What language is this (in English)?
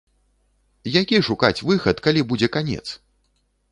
Belarusian